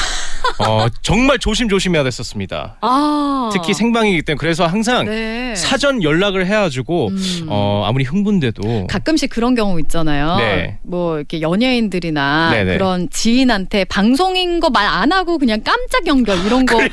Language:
Korean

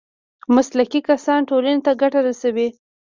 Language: Pashto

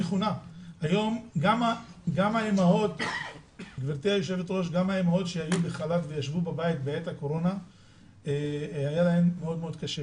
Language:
Hebrew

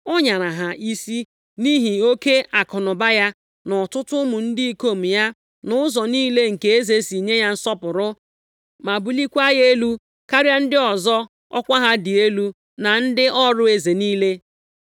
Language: Igbo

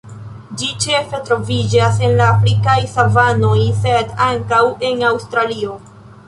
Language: Esperanto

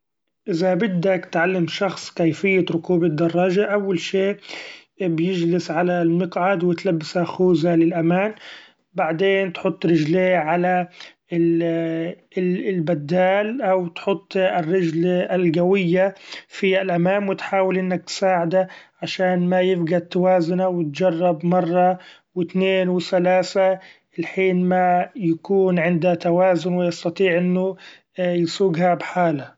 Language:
Gulf Arabic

